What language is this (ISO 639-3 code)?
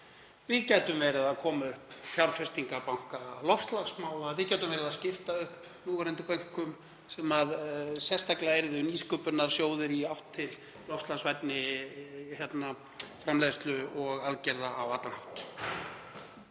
isl